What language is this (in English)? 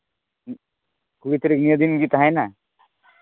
Santali